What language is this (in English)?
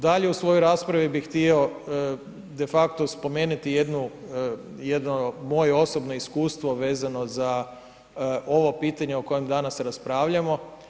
Croatian